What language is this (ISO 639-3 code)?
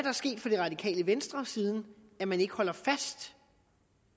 dan